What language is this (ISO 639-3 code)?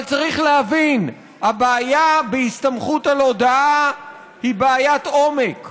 heb